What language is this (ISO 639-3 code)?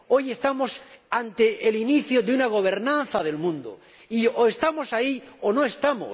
spa